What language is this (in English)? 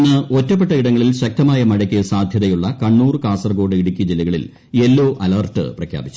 Malayalam